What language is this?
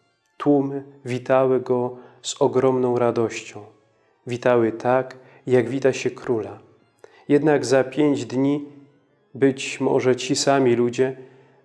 Polish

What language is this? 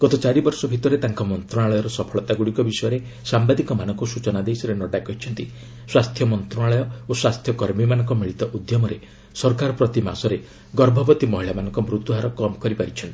Odia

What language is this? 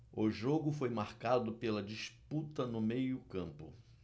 Portuguese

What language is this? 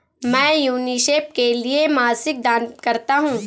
Hindi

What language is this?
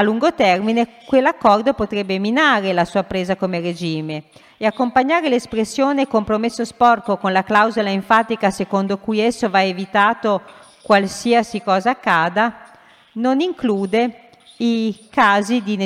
Italian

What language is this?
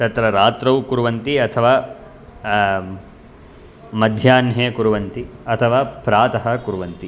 Sanskrit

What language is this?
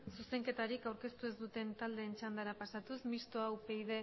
Basque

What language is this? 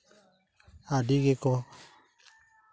Santali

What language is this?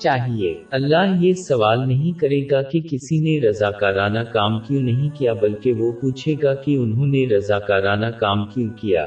Urdu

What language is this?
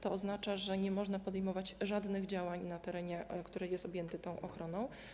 Polish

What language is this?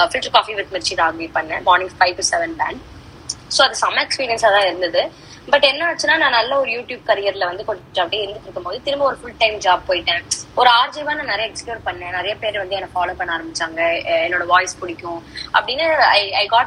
Tamil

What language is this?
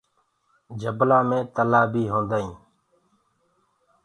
Gurgula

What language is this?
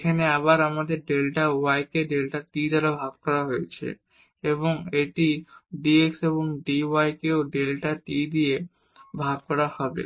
Bangla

